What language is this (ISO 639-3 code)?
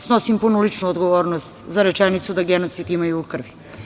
srp